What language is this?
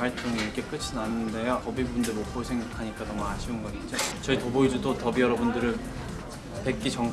Korean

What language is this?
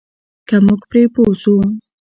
Pashto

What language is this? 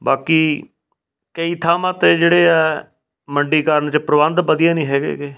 Punjabi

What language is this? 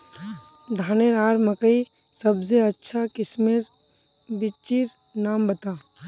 Magahi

